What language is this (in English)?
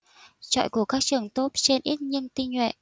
Vietnamese